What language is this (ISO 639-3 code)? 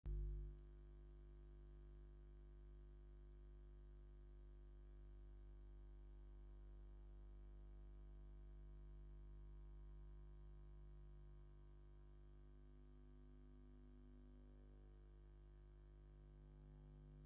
tir